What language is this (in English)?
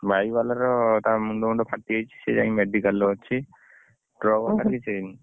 Odia